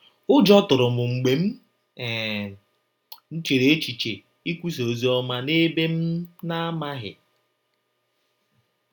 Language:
Igbo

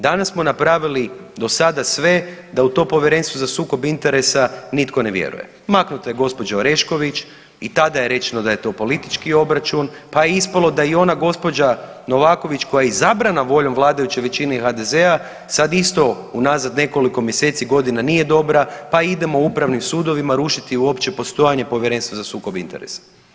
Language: Croatian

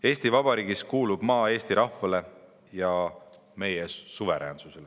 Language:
Estonian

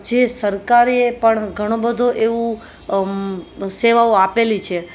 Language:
Gujarati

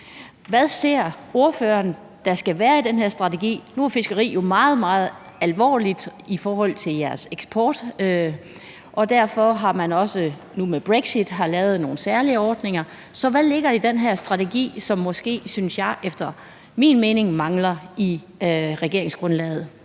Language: Danish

